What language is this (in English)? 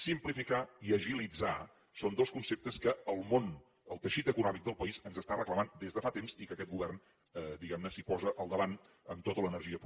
Catalan